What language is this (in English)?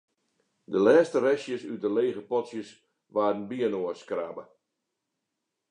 Western Frisian